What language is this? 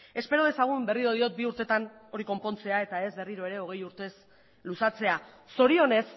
Basque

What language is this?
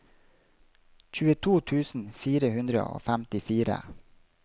Norwegian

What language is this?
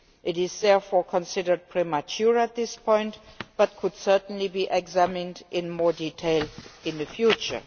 English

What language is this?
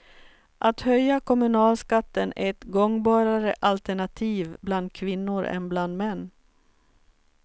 Swedish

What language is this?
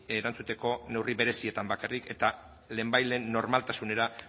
Basque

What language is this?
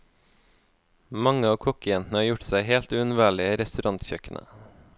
Norwegian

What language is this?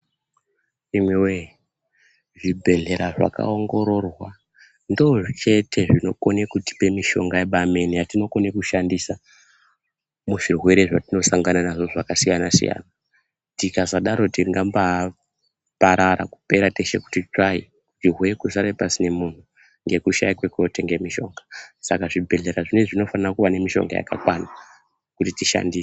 Ndau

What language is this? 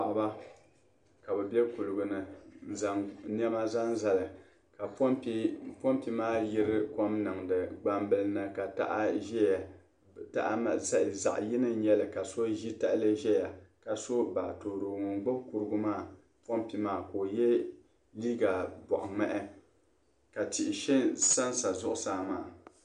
Dagbani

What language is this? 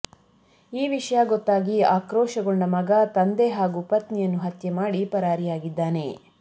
Kannada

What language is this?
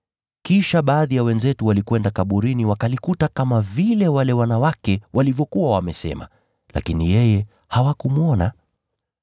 Swahili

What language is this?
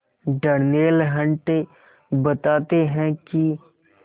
Hindi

